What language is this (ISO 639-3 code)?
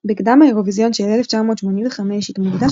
heb